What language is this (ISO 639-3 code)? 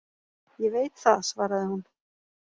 isl